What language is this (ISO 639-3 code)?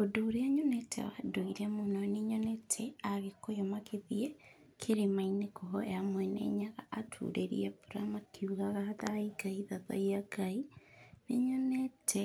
kik